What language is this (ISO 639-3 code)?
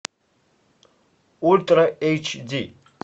rus